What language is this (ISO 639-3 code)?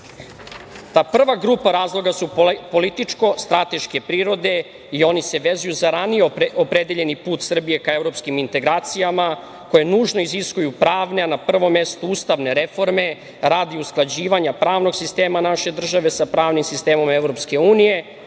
srp